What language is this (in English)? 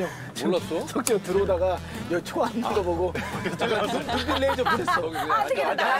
Korean